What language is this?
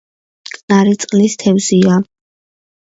Georgian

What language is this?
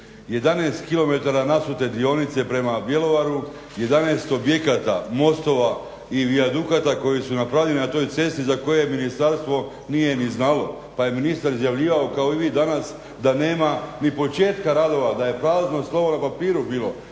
Croatian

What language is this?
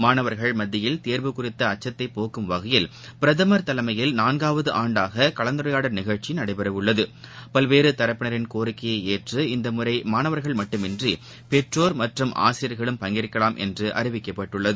Tamil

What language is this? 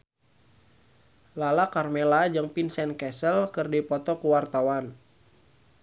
Sundanese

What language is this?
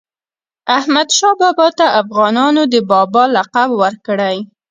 Pashto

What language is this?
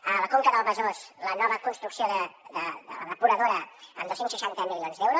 Catalan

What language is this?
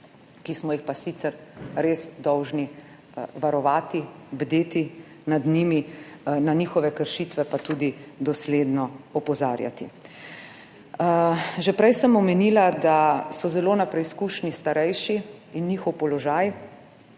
Slovenian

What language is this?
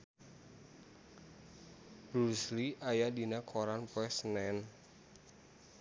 Sundanese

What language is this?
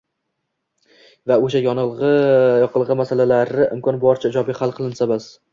Uzbek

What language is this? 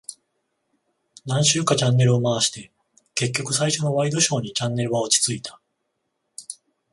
Japanese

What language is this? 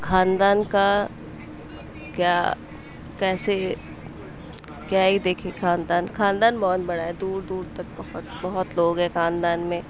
Urdu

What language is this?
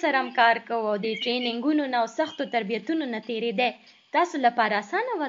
Urdu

